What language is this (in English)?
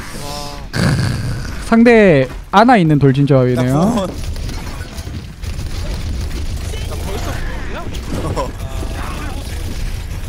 Korean